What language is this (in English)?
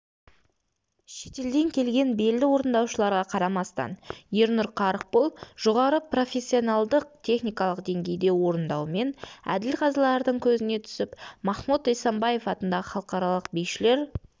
Kazakh